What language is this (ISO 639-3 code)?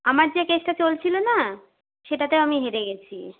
ben